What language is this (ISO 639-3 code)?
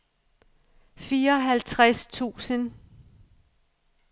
dan